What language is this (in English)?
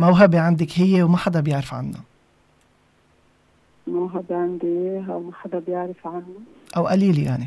Arabic